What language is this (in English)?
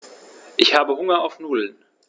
German